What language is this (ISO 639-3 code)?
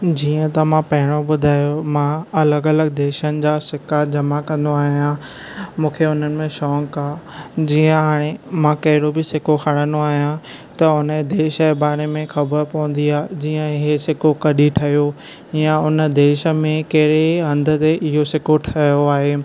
snd